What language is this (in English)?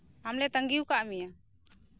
Santali